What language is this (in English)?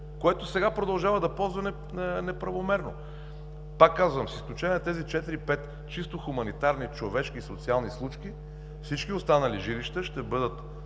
Bulgarian